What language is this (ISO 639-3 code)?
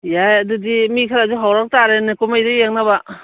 mni